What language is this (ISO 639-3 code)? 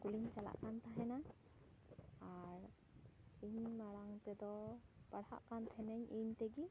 sat